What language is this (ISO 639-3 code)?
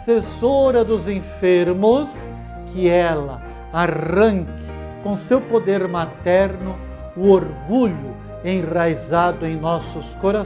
por